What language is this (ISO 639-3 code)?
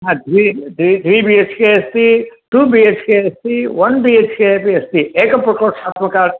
san